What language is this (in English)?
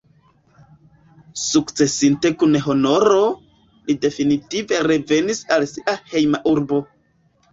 Esperanto